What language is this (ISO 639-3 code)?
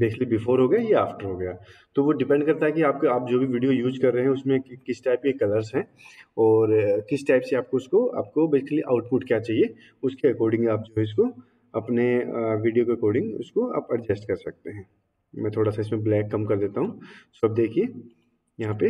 hin